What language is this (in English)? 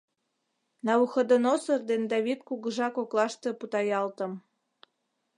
Mari